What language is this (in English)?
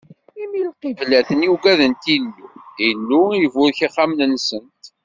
Kabyle